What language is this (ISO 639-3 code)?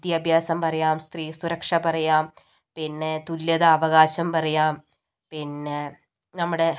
mal